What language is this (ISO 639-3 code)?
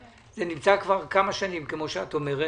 heb